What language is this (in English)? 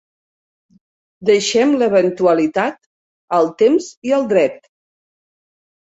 Catalan